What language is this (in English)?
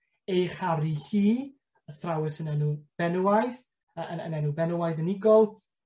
Welsh